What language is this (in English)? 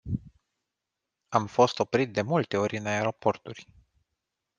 Romanian